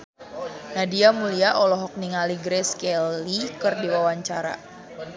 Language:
Sundanese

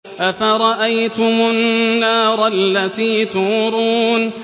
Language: Arabic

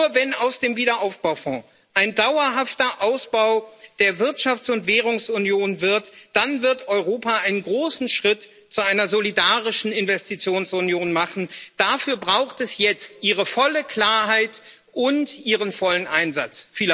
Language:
German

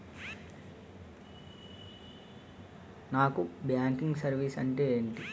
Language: Telugu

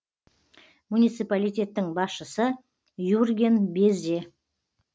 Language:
Kazakh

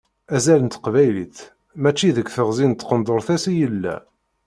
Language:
Kabyle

